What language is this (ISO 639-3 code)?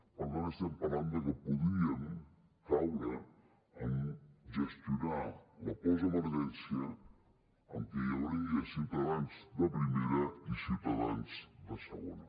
cat